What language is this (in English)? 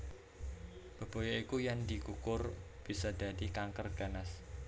Javanese